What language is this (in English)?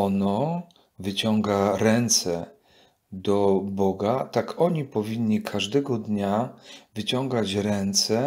Polish